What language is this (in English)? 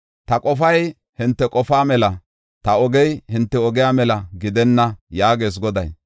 Gofa